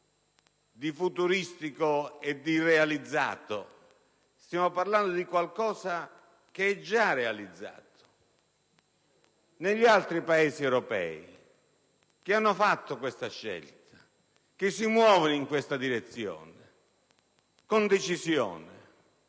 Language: Italian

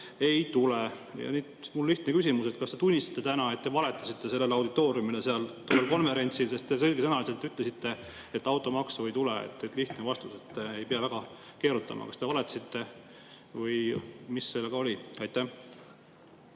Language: Estonian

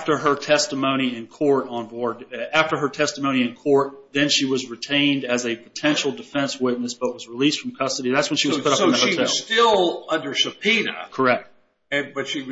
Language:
English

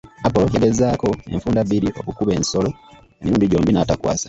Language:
Ganda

